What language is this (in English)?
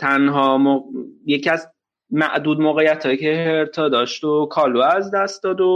Persian